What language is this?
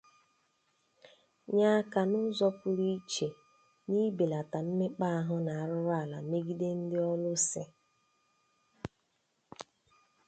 Igbo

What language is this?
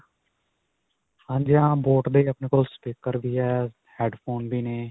Punjabi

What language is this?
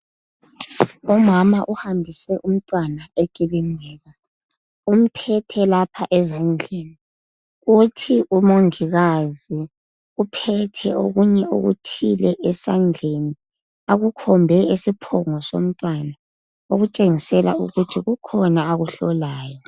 North Ndebele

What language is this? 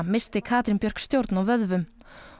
Icelandic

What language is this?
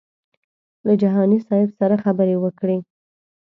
Pashto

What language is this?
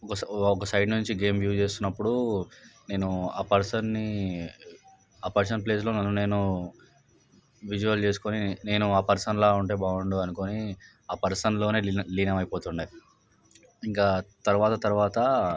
Telugu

